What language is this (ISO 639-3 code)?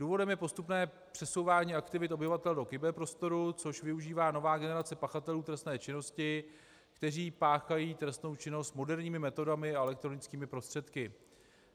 ces